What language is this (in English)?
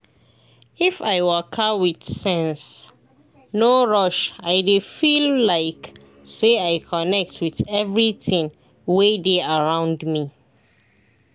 Nigerian Pidgin